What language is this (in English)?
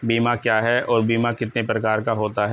Hindi